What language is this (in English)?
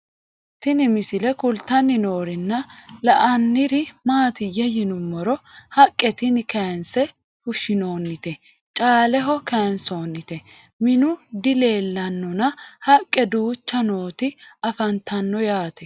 Sidamo